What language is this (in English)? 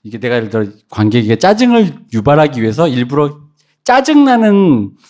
Korean